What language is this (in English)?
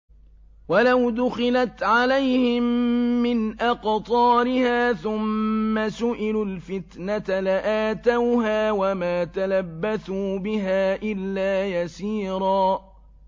Arabic